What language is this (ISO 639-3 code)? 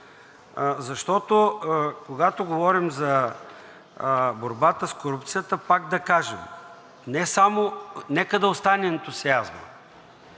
bul